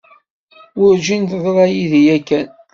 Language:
Kabyle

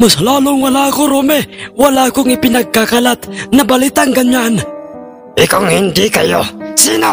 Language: Filipino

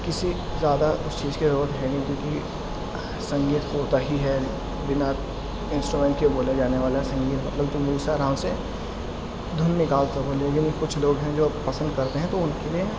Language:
Urdu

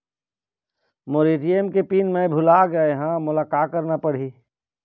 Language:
Chhattisgarhi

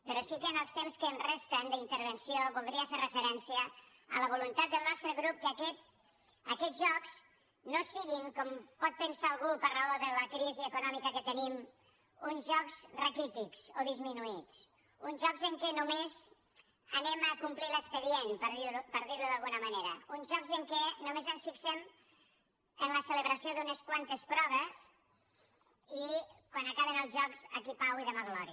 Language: Catalan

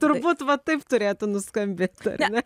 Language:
Lithuanian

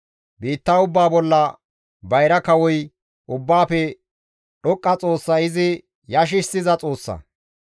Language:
Gamo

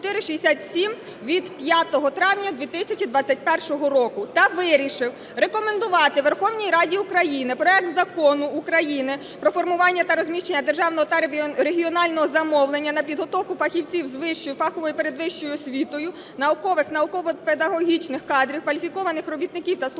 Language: Ukrainian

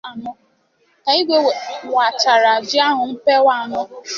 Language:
Igbo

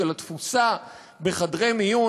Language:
Hebrew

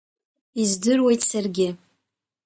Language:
Abkhazian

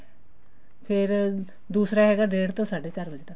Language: Punjabi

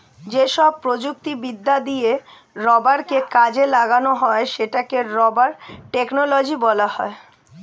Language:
Bangla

